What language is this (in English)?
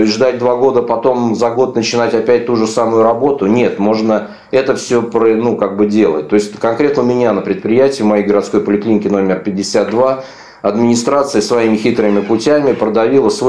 Russian